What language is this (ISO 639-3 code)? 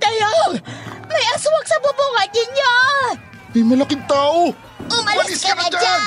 fil